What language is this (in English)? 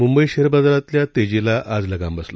Marathi